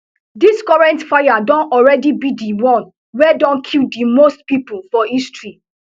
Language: Nigerian Pidgin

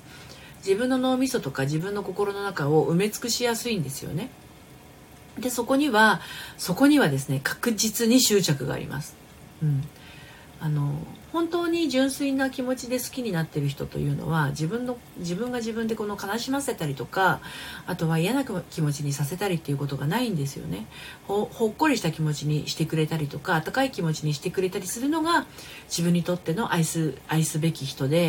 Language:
Japanese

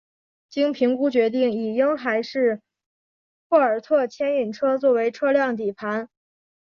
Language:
Chinese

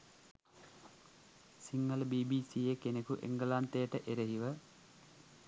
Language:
Sinhala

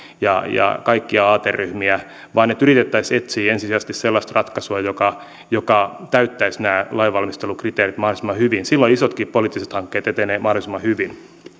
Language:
Finnish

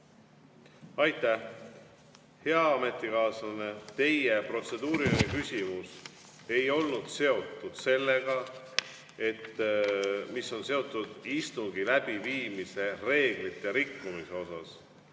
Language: Estonian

